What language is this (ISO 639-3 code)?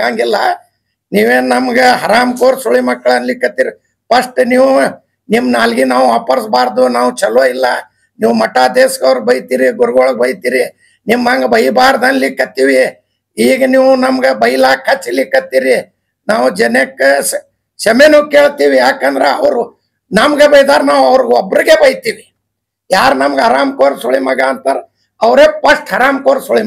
kan